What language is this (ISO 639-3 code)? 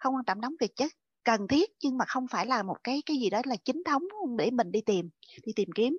vie